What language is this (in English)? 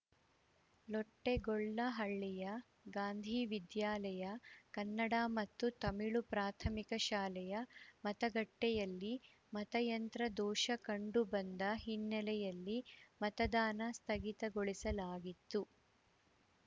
Kannada